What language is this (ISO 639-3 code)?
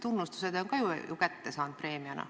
est